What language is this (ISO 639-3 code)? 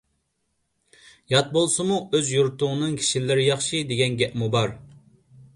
uig